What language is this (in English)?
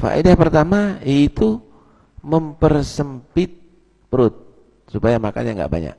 Indonesian